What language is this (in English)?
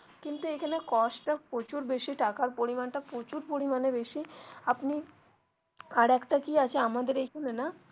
Bangla